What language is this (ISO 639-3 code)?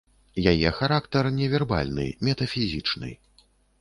bel